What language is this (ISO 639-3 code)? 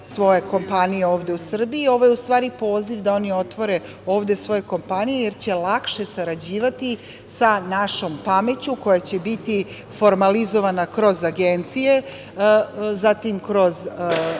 srp